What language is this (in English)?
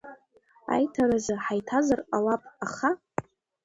Abkhazian